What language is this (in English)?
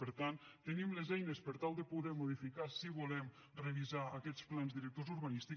Catalan